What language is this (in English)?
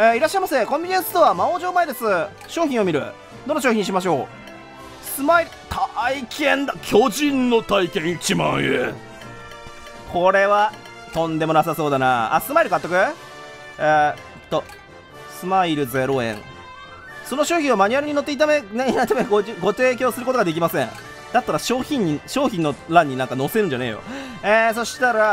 Japanese